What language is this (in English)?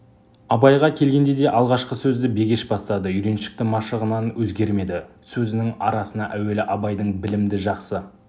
Kazakh